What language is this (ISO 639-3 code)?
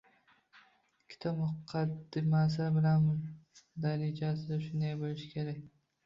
uzb